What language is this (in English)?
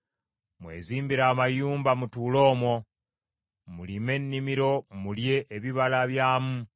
Ganda